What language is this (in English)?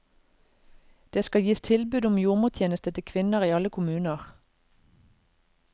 Norwegian